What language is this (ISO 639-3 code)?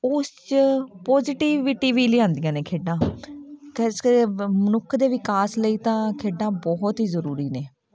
pan